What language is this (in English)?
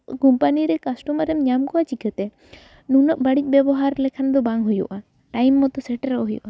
Santali